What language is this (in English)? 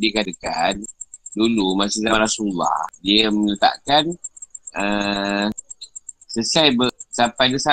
Malay